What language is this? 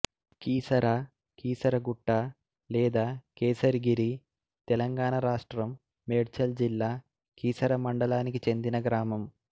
Telugu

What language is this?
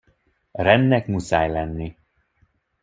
Hungarian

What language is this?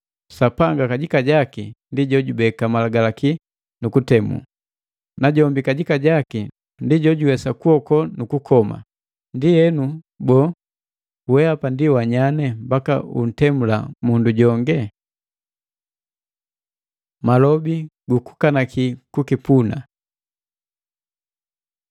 Matengo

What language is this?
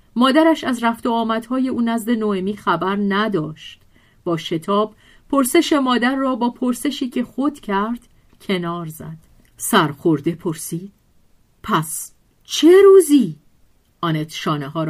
Persian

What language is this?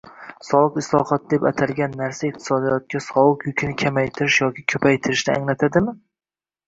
Uzbek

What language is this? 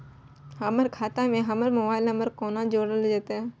Maithili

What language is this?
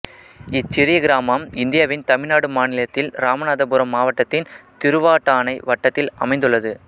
Tamil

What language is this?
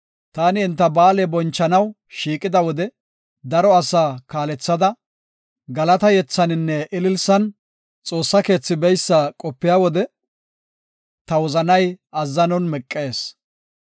Gofa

